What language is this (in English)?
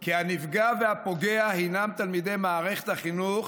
Hebrew